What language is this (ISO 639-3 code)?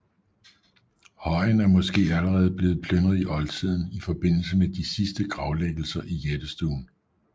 dan